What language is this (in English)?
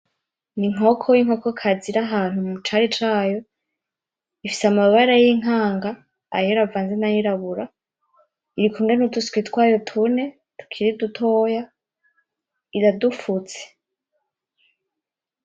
Rundi